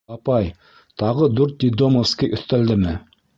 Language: Bashkir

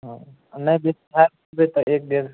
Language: Maithili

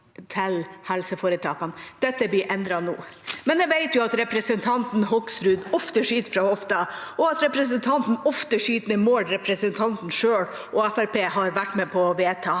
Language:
Norwegian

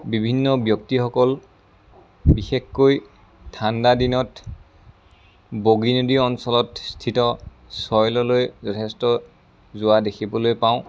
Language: Assamese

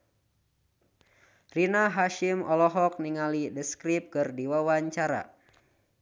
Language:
Sundanese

